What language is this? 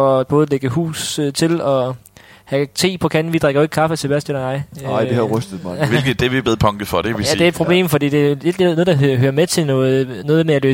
Danish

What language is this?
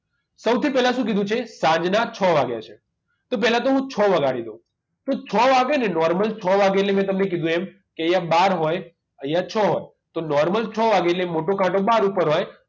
Gujarati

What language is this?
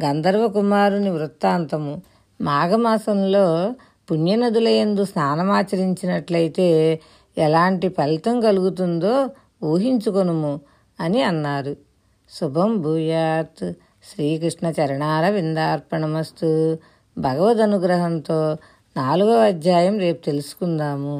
Telugu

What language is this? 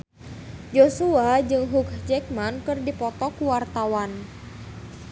Sundanese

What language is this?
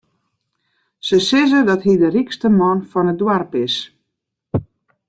Western Frisian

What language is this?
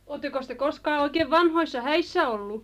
Finnish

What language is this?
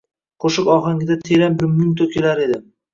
Uzbek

